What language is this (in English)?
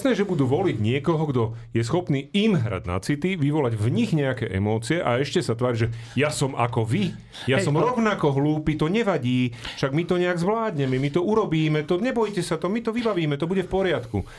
Slovak